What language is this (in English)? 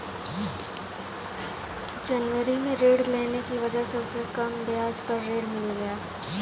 Hindi